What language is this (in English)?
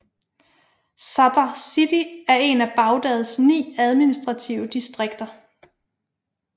Danish